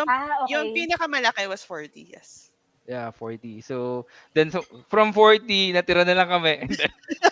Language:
Filipino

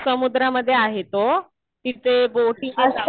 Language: Marathi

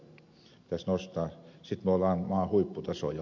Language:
Finnish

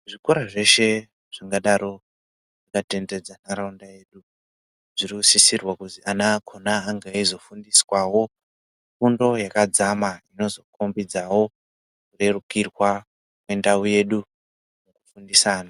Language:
Ndau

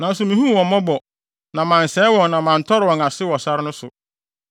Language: Akan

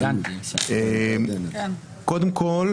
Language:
Hebrew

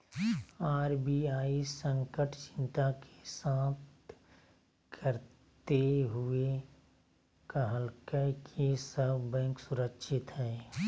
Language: Magahi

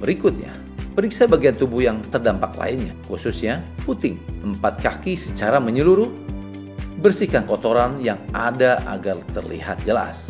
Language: Indonesian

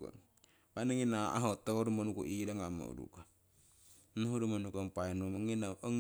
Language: Siwai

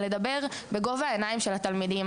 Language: Hebrew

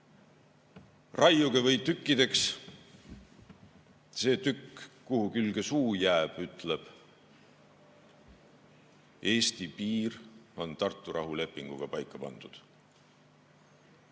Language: Estonian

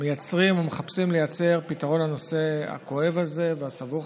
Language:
Hebrew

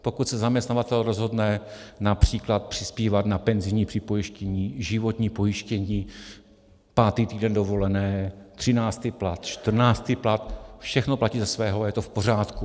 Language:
Czech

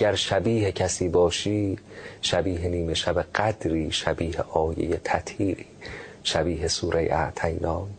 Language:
Persian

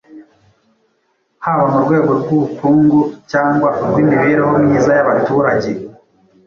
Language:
Kinyarwanda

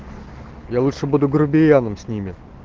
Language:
Russian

